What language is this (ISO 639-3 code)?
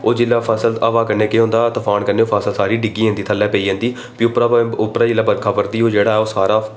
doi